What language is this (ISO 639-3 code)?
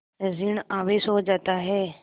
hin